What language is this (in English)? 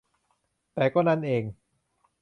Thai